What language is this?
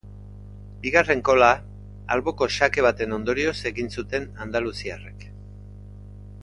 Basque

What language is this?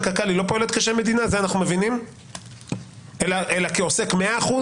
Hebrew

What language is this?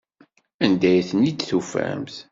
Kabyle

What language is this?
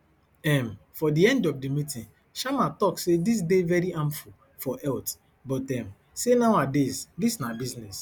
Nigerian Pidgin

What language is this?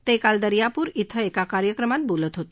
Marathi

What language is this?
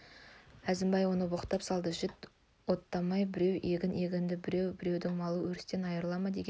Kazakh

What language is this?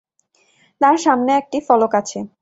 Bangla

